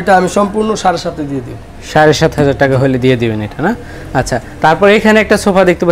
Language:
Hindi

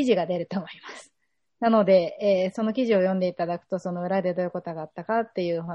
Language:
Japanese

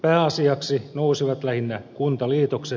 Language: Finnish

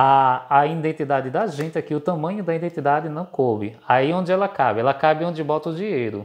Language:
Portuguese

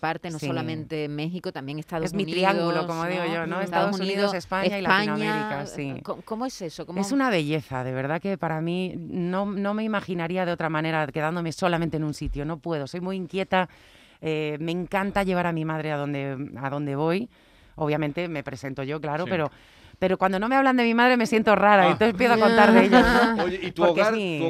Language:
Spanish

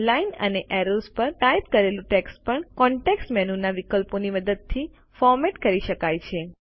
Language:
Gujarati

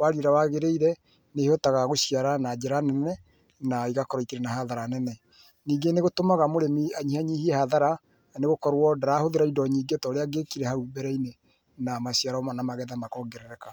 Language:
Kikuyu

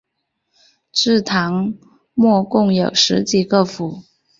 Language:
Chinese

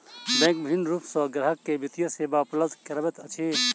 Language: Maithili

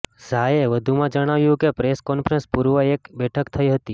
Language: Gujarati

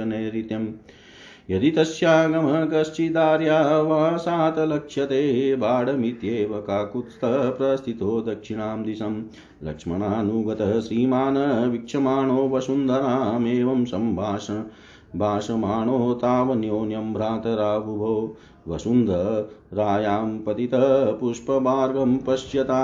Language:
Hindi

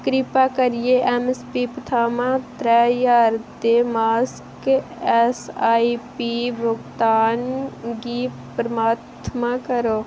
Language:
Dogri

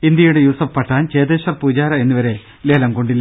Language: Malayalam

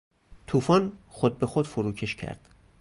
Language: Persian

